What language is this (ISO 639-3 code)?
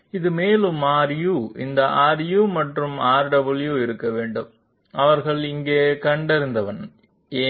tam